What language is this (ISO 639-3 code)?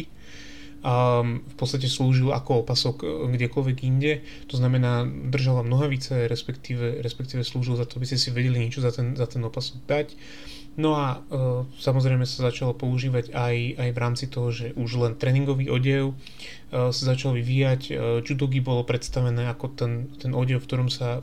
slk